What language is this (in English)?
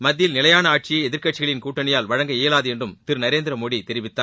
Tamil